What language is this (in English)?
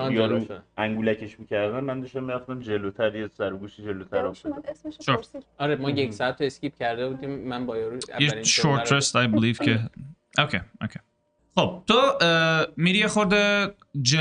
Persian